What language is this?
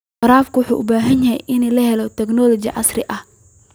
Somali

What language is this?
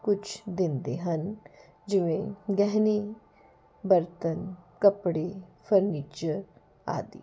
Punjabi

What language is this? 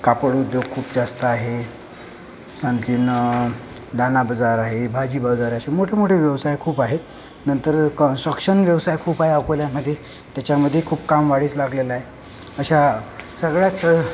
Marathi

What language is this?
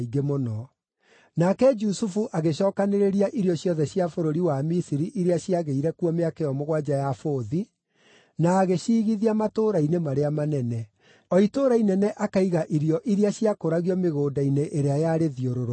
Kikuyu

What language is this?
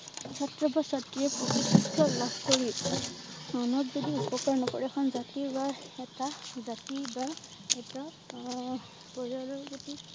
Assamese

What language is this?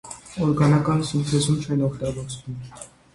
Armenian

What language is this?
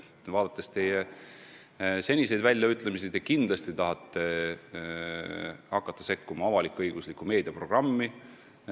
Estonian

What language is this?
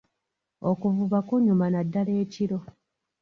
Ganda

